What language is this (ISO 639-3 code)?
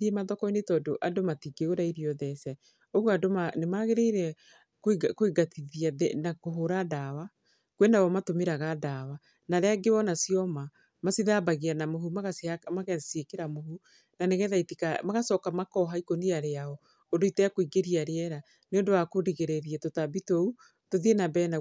kik